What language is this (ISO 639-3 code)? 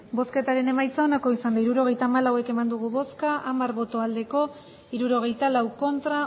eus